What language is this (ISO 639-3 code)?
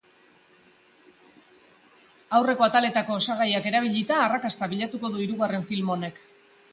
eus